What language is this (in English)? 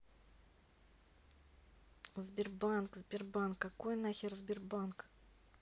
Russian